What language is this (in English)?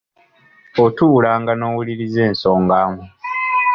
Ganda